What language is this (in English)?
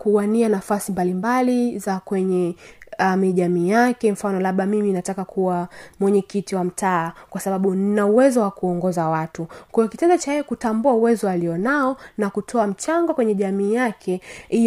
Swahili